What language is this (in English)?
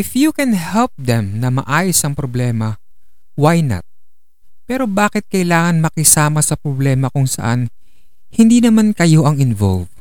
Filipino